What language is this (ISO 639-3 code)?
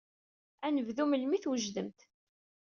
kab